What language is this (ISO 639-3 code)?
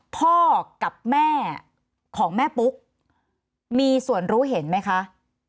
tha